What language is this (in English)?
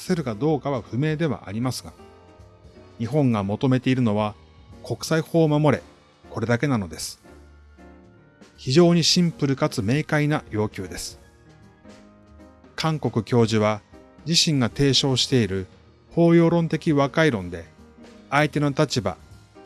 Japanese